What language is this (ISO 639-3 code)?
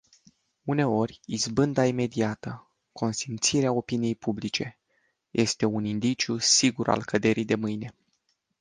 ron